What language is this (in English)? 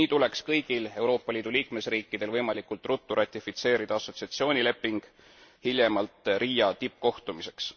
Estonian